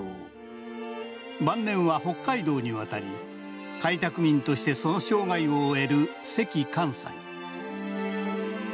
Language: Japanese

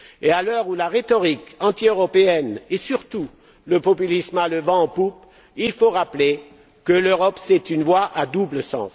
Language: French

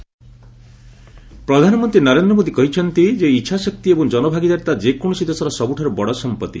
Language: Odia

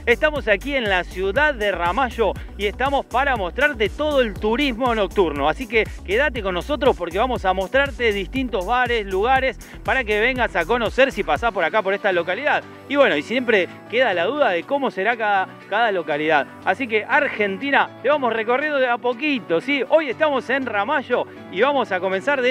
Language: Spanish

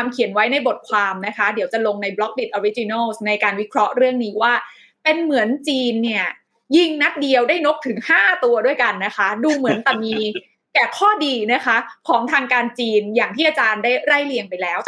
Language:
Thai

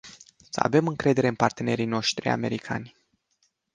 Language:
Romanian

